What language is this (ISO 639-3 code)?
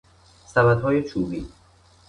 fas